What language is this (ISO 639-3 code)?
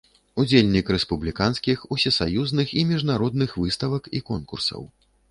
bel